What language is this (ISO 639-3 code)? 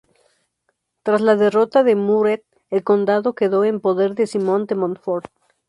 spa